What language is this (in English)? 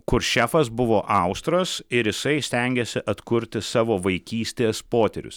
Lithuanian